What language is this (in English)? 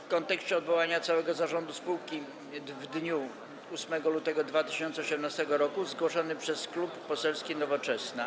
Polish